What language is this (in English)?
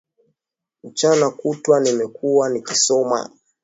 Swahili